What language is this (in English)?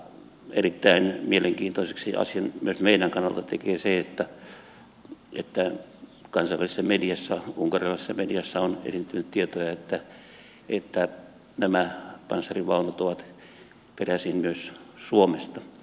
Finnish